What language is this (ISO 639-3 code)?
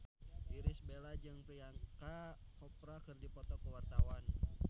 sun